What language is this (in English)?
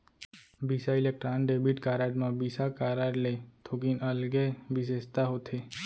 Chhattisgarhi